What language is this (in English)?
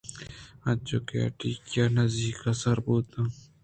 Eastern Balochi